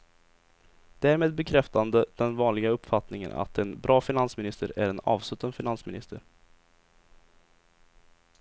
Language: Swedish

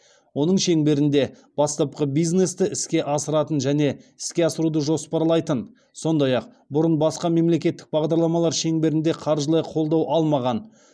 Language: Kazakh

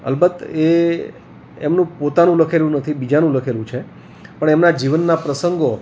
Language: Gujarati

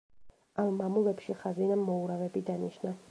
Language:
Georgian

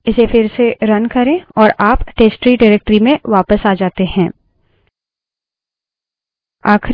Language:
Hindi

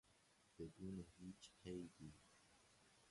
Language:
Persian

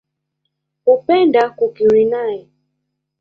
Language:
Swahili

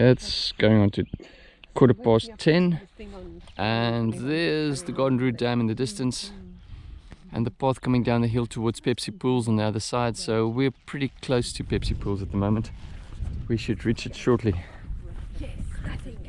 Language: English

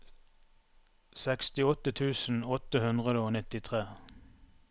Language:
Norwegian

